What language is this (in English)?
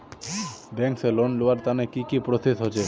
Magahi